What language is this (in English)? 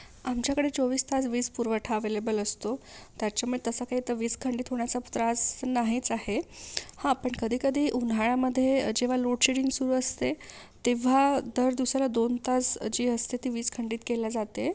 Marathi